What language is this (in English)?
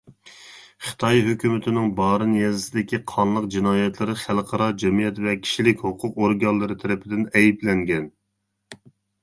Uyghur